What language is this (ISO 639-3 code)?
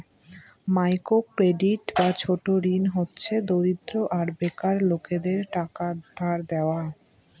ben